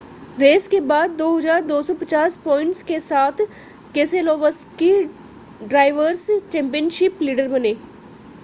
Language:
Hindi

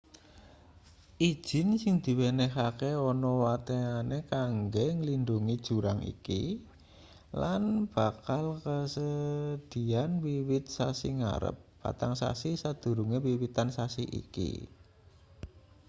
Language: Javanese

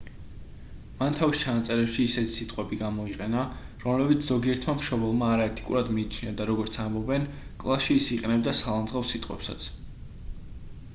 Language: Georgian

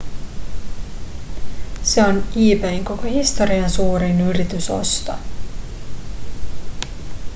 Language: Finnish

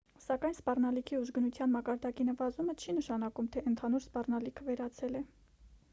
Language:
Armenian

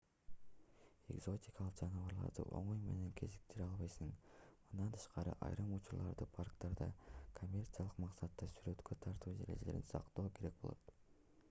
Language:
Kyrgyz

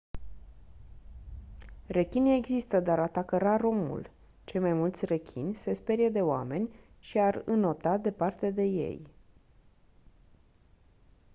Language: Romanian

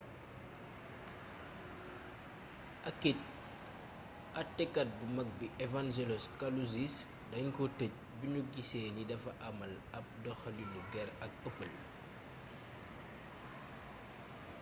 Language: Wolof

